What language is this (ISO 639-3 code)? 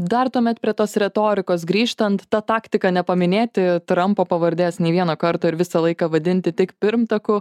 lit